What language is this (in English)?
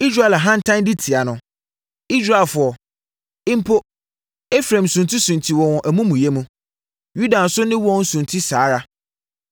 Akan